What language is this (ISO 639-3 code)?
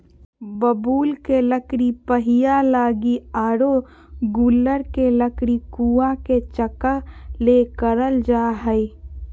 mag